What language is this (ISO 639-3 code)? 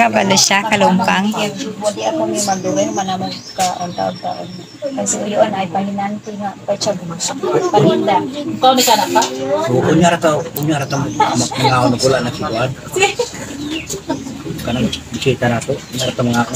fil